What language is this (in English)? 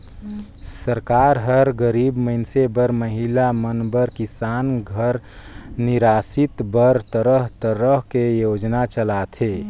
Chhattisgarhi